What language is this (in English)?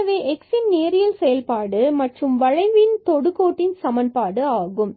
Tamil